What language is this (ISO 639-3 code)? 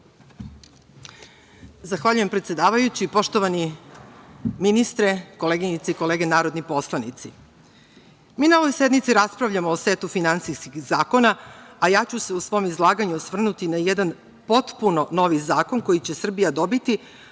srp